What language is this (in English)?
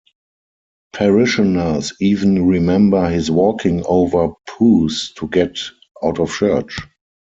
English